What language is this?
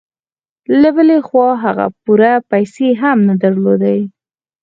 Pashto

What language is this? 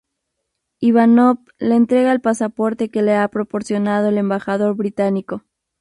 Spanish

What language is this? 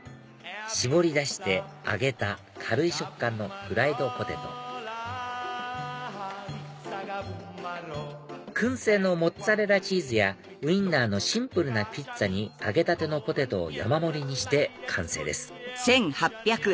Japanese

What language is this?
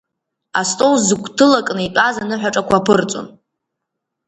Abkhazian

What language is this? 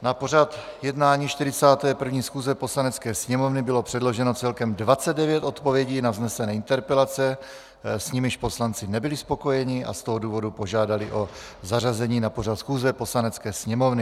Czech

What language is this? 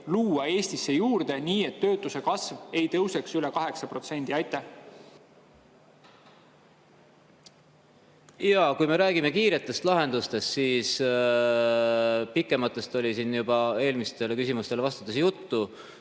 Estonian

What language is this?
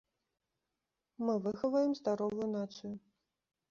Belarusian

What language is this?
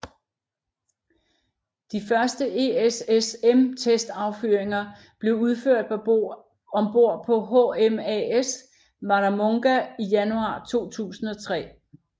Danish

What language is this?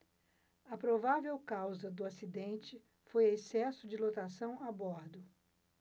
Portuguese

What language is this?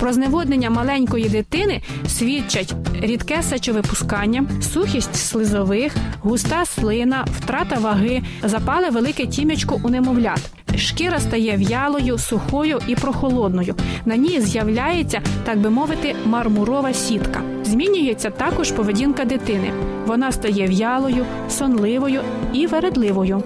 Ukrainian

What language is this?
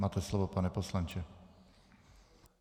Czech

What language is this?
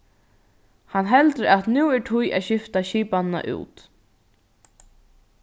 Faroese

